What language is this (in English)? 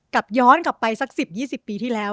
Thai